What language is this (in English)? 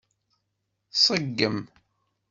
Kabyle